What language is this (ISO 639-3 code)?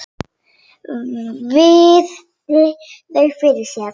isl